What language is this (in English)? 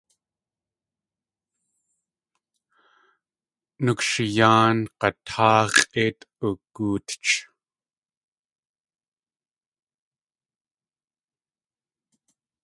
Tlingit